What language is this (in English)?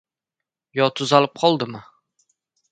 Uzbek